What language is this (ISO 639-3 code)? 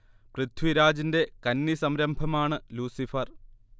mal